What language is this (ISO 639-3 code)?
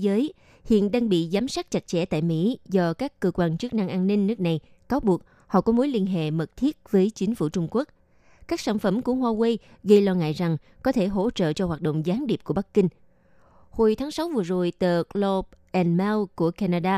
vie